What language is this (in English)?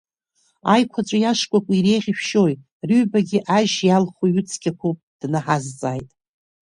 Abkhazian